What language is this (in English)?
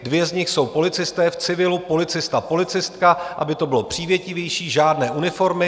Czech